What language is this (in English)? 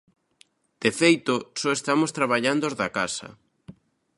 Galician